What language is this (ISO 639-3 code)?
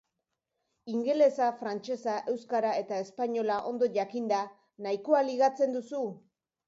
eus